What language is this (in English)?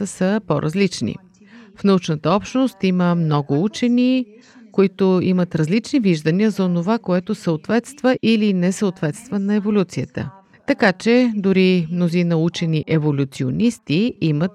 Bulgarian